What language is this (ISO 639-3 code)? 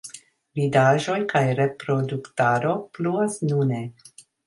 epo